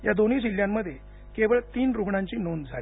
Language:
Marathi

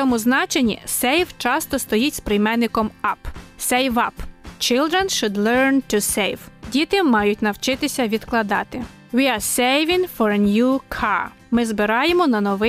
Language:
Ukrainian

